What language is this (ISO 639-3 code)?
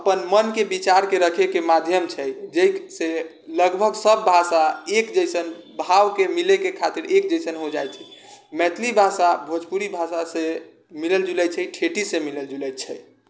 mai